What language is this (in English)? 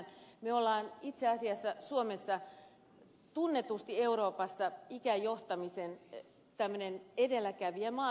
Finnish